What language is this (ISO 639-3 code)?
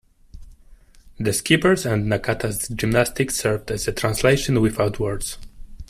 eng